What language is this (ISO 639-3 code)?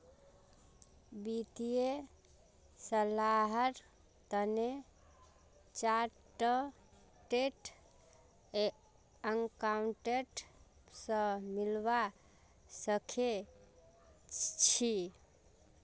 mag